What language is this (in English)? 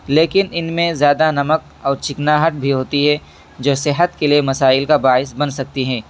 Urdu